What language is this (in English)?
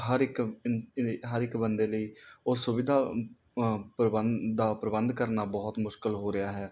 Punjabi